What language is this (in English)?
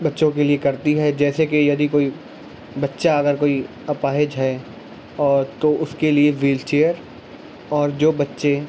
Urdu